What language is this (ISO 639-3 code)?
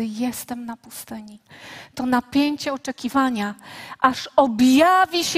pol